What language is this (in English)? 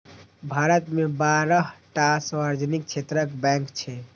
Maithili